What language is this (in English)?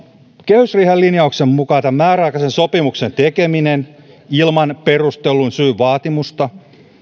Finnish